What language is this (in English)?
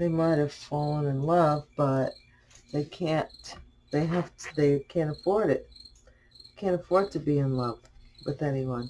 English